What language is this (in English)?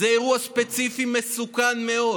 Hebrew